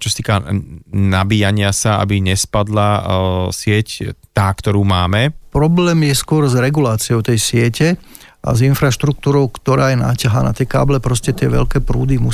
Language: Slovak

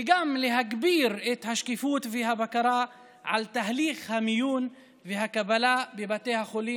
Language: Hebrew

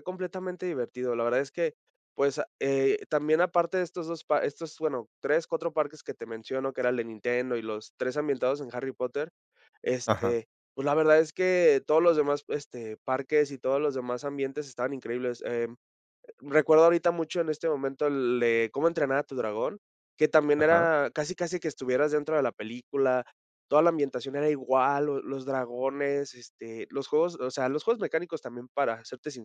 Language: Spanish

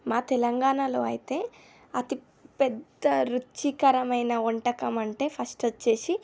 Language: Telugu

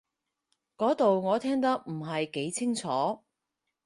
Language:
Cantonese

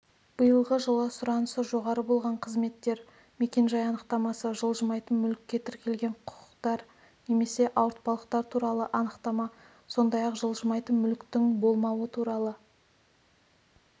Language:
Kazakh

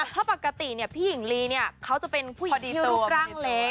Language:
Thai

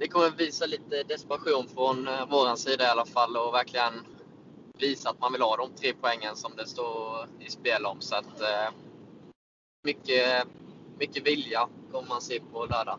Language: Swedish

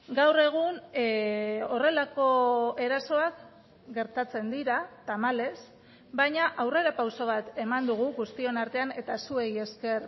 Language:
Basque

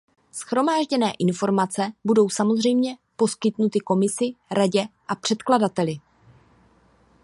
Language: Czech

